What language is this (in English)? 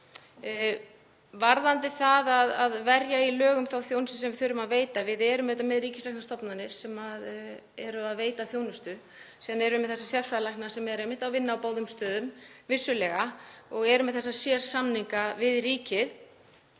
Icelandic